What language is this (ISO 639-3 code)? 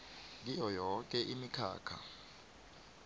nbl